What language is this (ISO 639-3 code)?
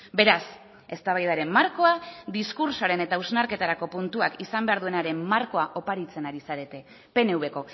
eus